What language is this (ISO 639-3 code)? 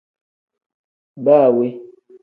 kdh